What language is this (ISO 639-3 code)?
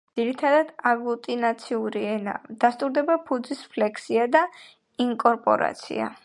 kat